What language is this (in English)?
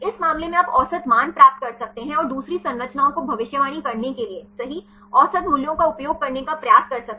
Hindi